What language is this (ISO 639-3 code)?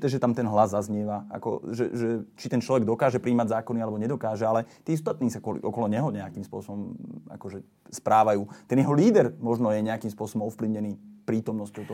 slk